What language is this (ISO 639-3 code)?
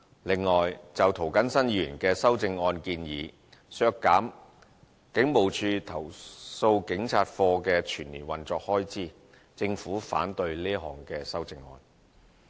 yue